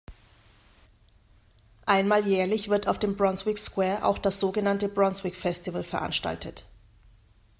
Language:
German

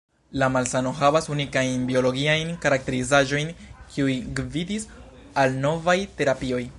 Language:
Esperanto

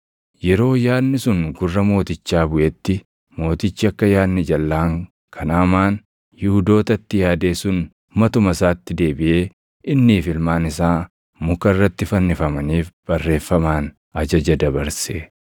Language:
Oromo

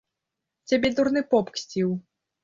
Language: Belarusian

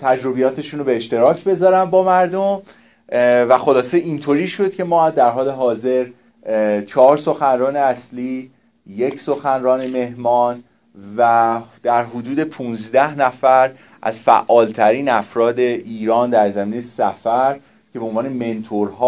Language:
Persian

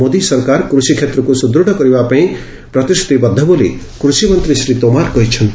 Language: Odia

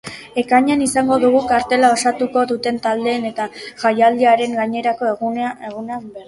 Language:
Basque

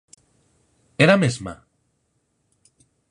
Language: Galician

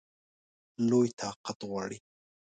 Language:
Pashto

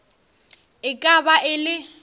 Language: Northern Sotho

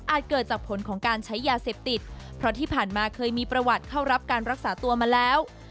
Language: Thai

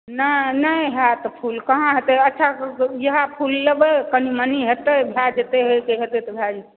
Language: Maithili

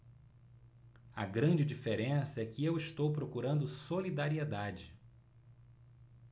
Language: Portuguese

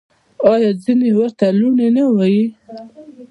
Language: Pashto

